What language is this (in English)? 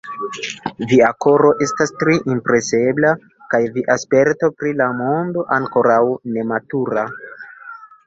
Esperanto